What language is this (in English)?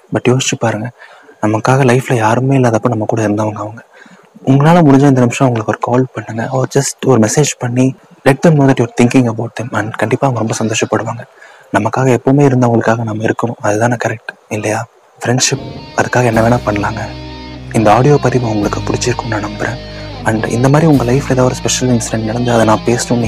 Tamil